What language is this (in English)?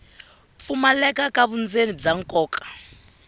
Tsonga